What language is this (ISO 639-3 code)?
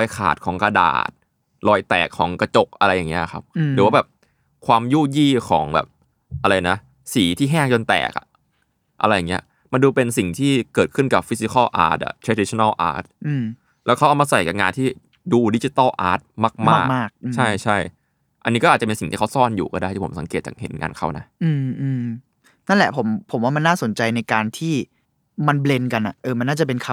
tha